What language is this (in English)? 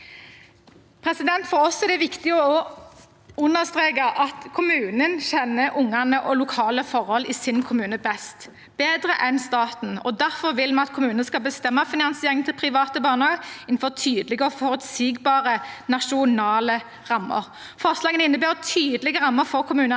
Norwegian